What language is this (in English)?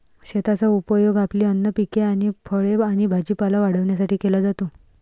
Marathi